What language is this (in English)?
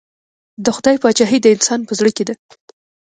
Pashto